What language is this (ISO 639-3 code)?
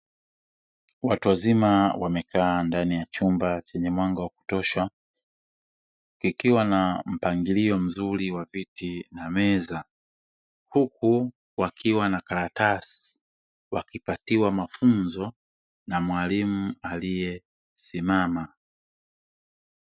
swa